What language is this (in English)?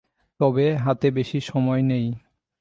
Bangla